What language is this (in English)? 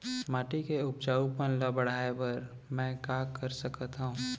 Chhattisgarhi